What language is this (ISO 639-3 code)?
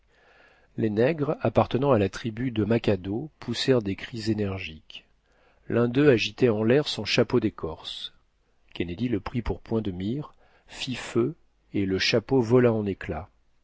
fra